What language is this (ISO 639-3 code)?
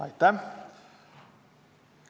est